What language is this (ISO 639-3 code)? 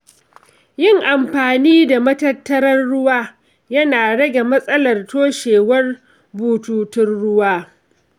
hau